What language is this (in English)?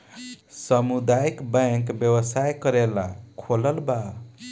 Bhojpuri